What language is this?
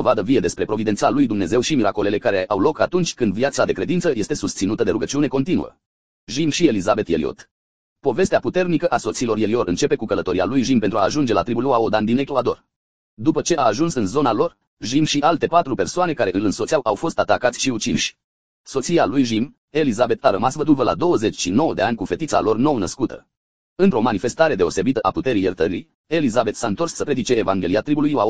Romanian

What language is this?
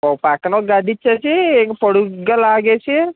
Telugu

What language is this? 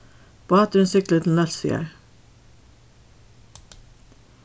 Faroese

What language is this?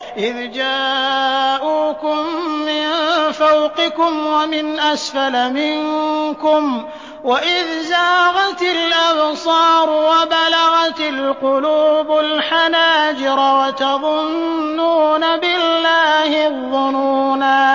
Arabic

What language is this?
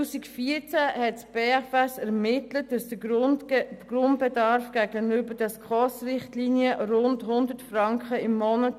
Swiss German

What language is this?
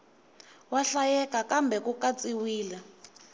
Tsonga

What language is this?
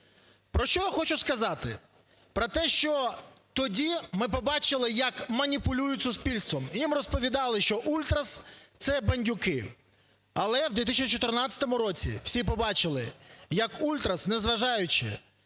Ukrainian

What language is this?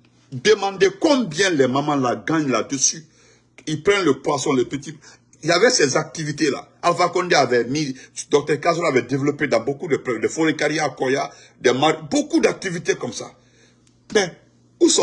French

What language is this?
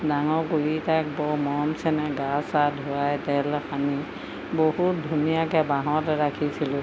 Assamese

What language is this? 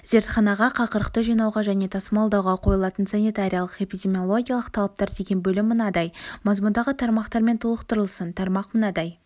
Kazakh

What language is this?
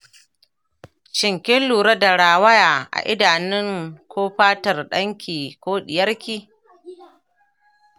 Hausa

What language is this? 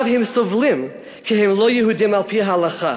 Hebrew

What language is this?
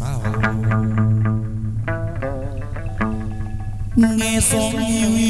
Vietnamese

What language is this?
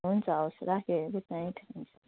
Nepali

